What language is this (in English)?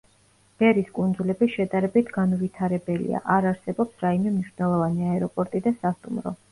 Georgian